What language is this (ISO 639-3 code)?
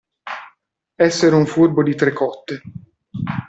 ita